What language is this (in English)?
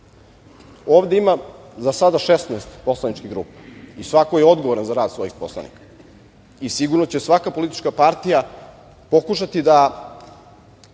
Serbian